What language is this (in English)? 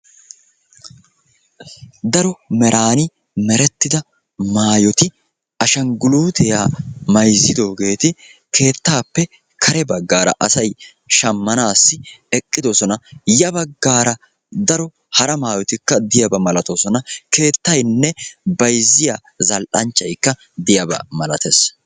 Wolaytta